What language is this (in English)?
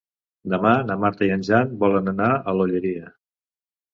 Catalan